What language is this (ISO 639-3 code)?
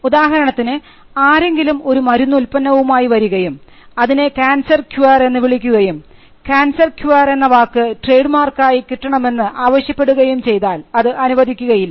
mal